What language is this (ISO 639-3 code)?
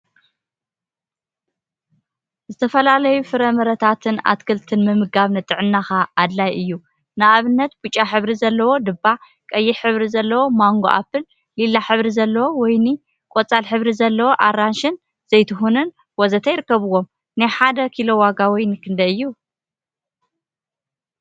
tir